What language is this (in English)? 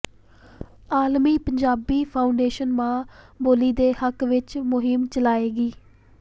Punjabi